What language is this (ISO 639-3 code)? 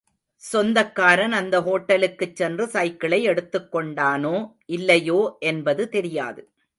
tam